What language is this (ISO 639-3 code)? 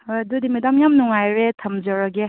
mni